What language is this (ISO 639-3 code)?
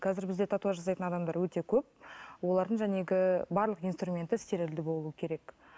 kaz